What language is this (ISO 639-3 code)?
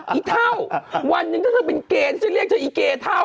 tha